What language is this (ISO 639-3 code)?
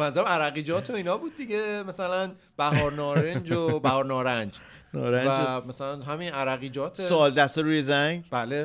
fas